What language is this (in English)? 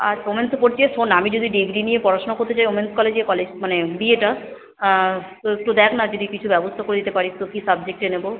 Bangla